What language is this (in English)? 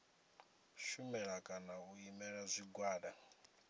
Venda